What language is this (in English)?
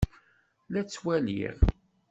Kabyle